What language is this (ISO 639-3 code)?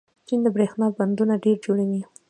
pus